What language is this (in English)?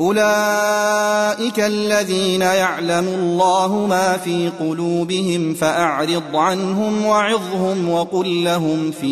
Arabic